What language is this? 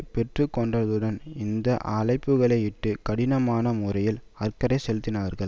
Tamil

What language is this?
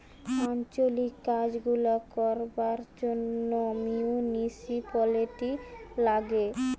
Bangla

